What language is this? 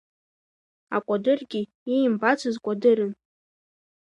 Abkhazian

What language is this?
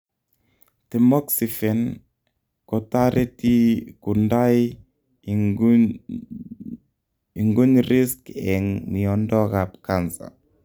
Kalenjin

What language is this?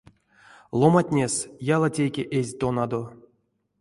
Erzya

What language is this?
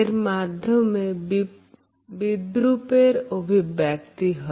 Bangla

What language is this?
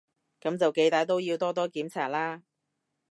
Cantonese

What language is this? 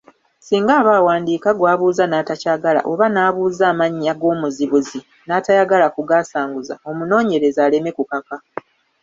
Ganda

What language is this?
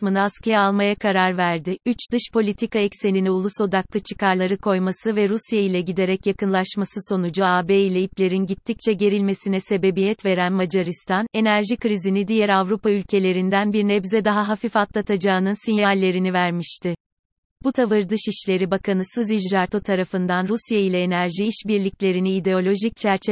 Turkish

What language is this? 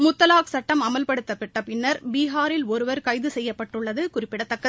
Tamil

